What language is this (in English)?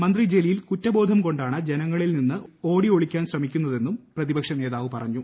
Malayalam